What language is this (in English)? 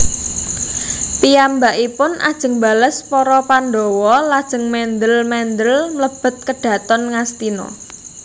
Javanese